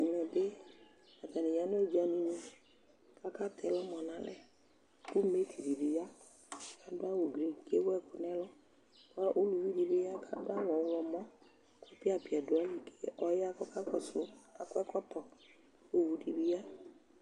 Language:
Ikposo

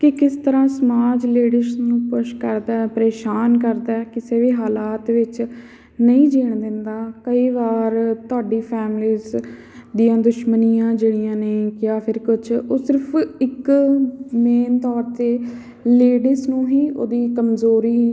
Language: Punjabi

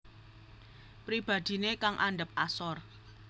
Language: Javanese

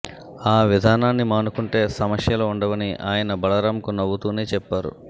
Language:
Telugu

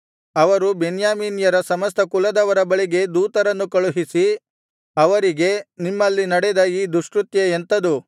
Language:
Kannada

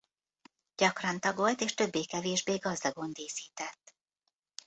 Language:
Hungarian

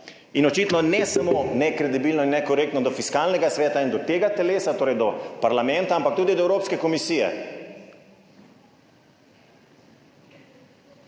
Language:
Slovenian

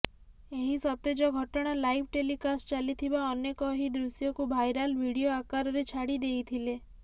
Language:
Odia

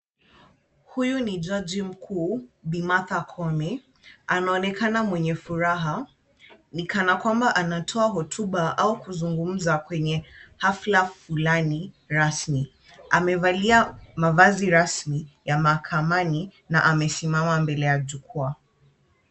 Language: Swahili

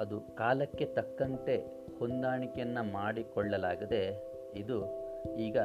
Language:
Kannada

